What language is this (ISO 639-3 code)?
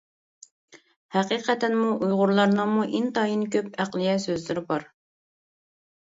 uig